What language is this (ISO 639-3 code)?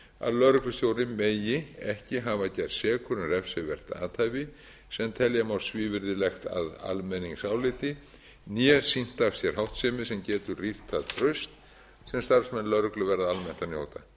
isl